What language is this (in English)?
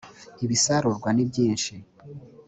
Kinyarwanda